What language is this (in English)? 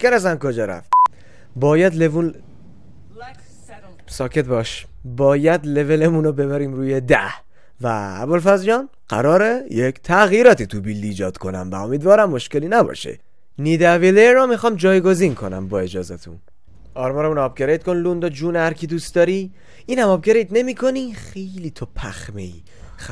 Persian